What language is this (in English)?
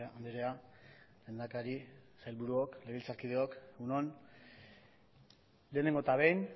Basque